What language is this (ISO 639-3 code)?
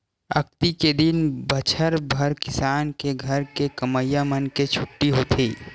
hne